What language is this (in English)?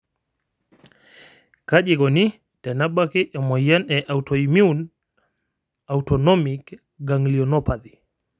Masai